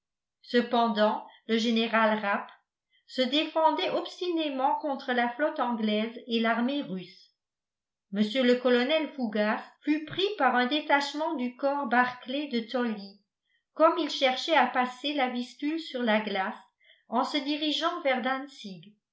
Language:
French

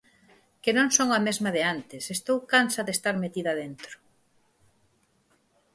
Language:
Galician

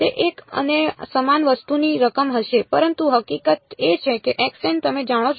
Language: Gujarati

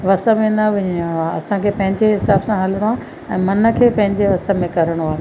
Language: Sindhi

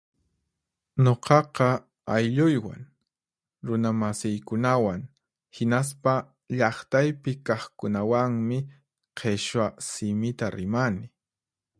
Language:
Puno Quechua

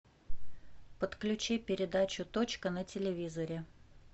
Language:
Russian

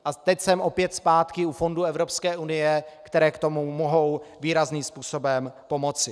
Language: Czech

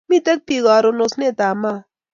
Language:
Kalenjin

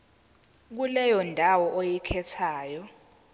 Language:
Zulu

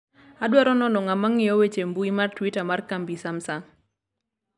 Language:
Luo (Kenya and Tanzania)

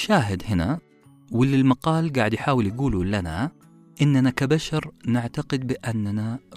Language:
Arabic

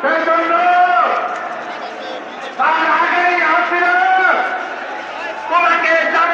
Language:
Arabic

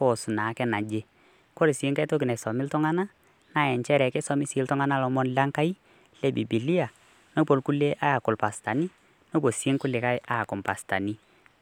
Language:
Masai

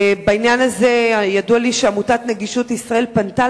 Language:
Hebrew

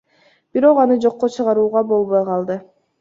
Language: Kyrgyz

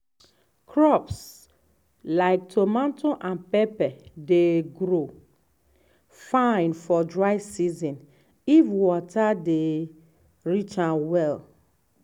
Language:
Nigerian Pidgin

